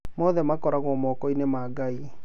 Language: Kikuyu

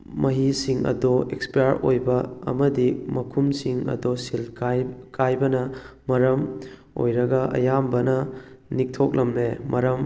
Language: Manipuri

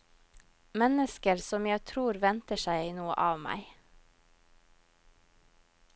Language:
Norwegian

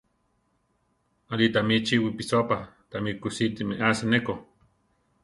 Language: Central Tarahumara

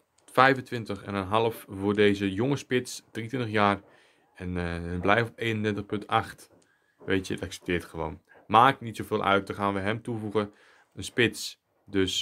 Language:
Dutch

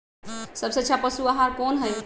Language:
Magahi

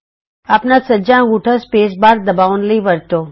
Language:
Punjabi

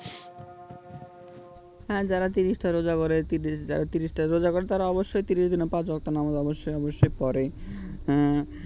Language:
Bangla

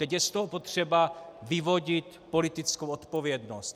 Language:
Czech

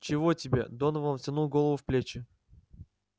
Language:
Russian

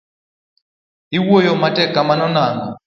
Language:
Luo (Kenya and Tanzania)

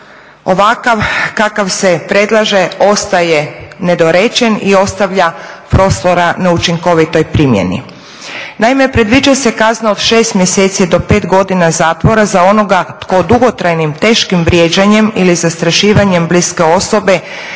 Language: Croatian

